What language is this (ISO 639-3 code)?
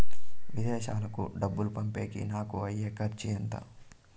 tel